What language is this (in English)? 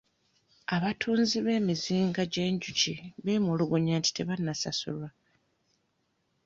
Ganda